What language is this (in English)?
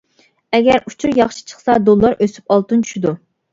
Uyghur